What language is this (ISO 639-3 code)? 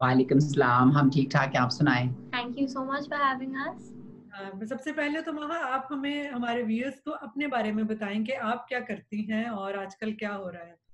hin